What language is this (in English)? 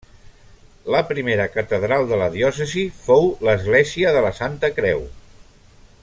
Catalan